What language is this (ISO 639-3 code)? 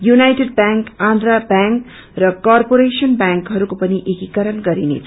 nep